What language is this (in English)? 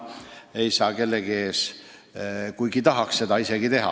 Estonian